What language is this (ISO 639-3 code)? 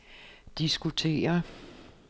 dan